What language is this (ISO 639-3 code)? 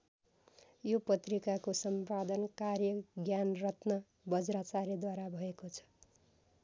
nep